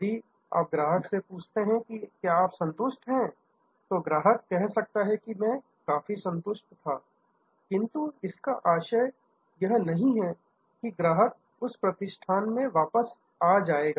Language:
Hindi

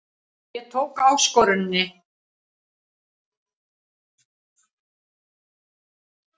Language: Icelandic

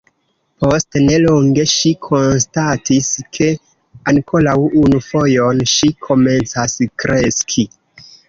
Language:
Esperanto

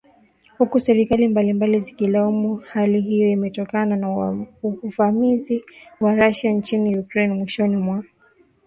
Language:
Swahili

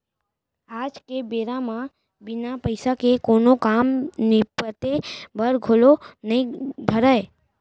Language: Chhattisgarhi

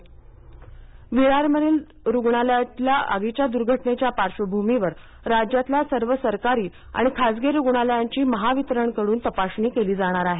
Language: Marathi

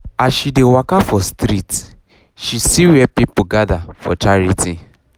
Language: Nigerian Pidgin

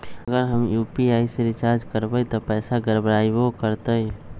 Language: Magahi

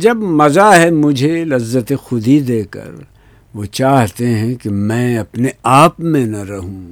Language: Urdu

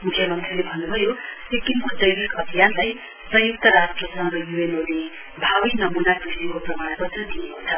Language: Nepali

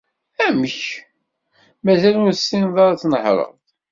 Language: Kabyle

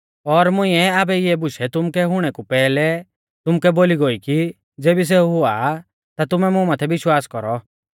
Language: Mahasu Pahari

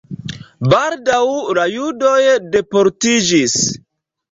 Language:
Esperanto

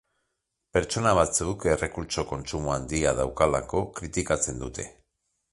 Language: Basque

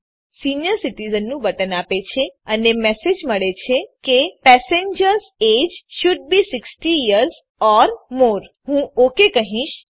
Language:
Gujarati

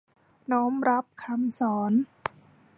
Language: Thai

